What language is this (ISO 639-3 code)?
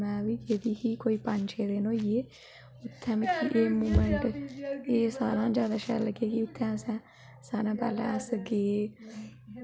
doi